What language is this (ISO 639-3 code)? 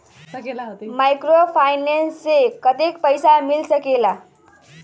mag